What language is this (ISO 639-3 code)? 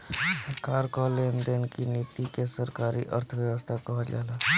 bho